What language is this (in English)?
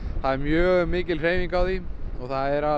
Icelandic